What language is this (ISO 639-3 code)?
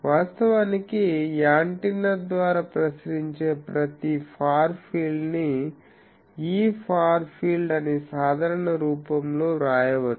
tel